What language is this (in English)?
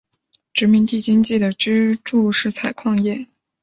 Chinese